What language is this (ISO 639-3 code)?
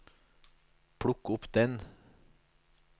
nor